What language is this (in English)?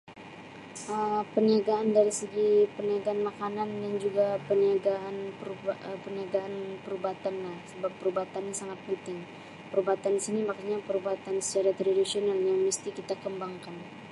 Sabah Malay